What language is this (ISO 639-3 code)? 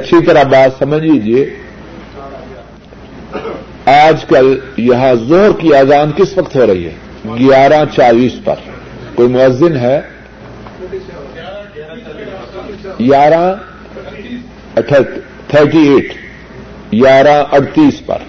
urd